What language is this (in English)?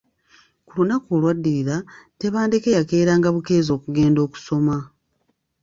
Ganda